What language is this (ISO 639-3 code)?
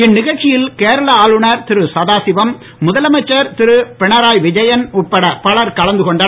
tam